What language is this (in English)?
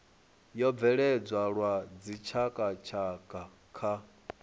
Venda